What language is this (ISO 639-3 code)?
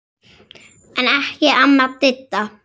isl